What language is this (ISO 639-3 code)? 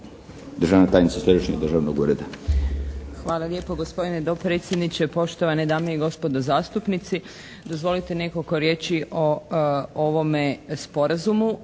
hrv